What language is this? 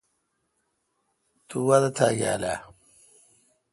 Kalkoti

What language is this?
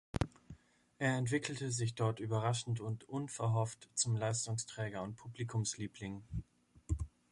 German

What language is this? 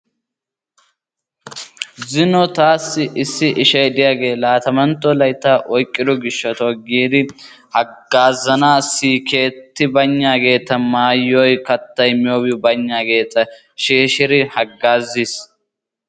Wolaytta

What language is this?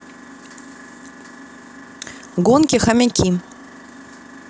Russian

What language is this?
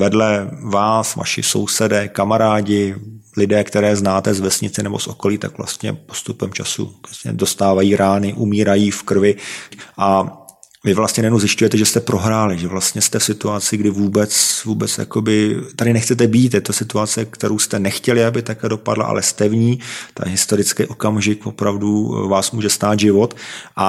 Czech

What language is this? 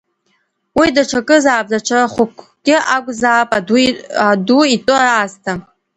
Abkhazian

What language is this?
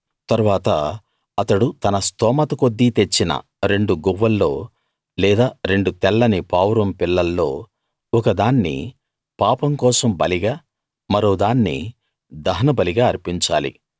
Telugu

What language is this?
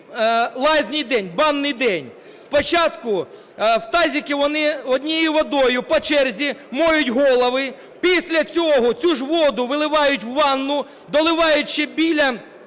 Ukrainian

